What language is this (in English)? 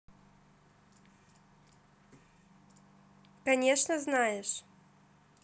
Russian